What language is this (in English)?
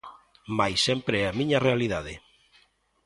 Galician